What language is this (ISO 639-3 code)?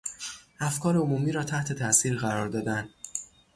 fas